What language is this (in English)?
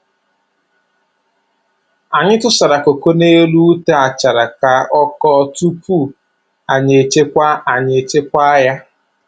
Igbo